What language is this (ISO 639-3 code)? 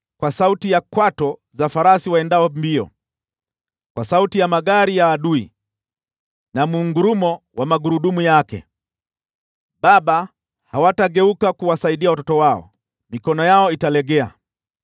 swa